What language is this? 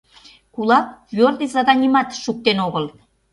Mari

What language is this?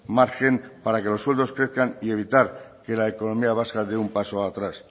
Spanish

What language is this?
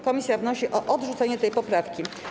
Polish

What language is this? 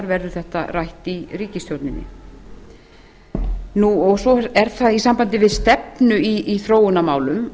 Icelandic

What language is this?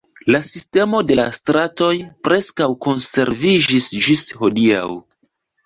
Esperanto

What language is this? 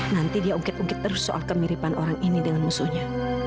Indonesian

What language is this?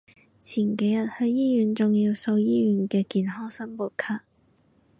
Cantonese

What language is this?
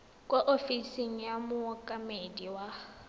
Tswana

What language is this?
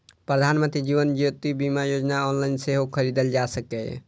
Maithili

